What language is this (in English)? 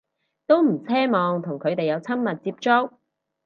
Cantonese